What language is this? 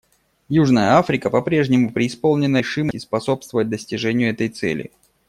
Russian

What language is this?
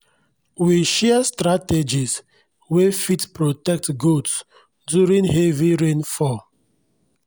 Nigerian Pidgin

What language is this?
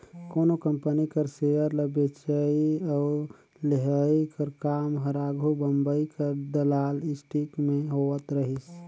Chhattisgarhi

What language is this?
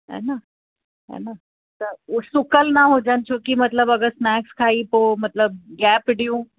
Sindhi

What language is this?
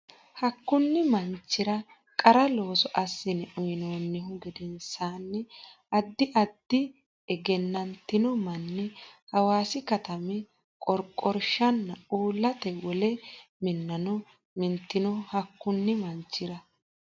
Sidamo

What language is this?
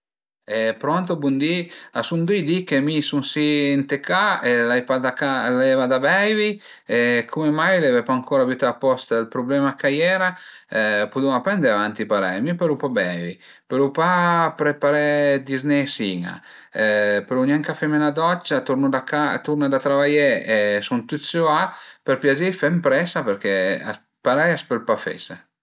Piedmontese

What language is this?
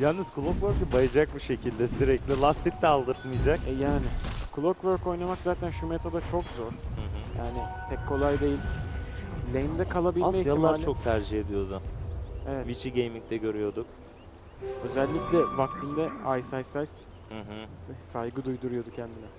Turkish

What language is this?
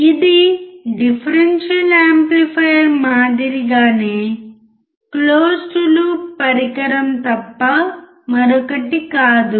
Telugu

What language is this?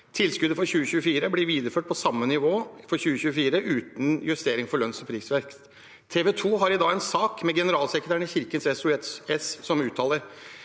Norwegian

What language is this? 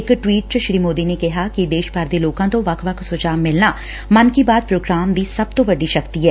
Punjabi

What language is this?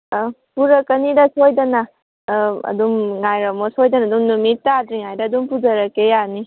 Manipuri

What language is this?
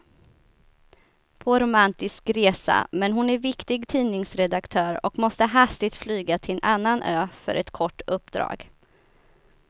Swedish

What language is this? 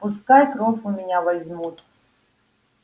Russian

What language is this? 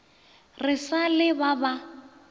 Northern Sotho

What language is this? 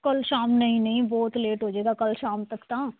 Punjabi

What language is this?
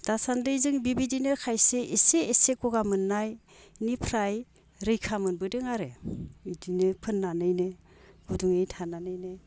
Bodo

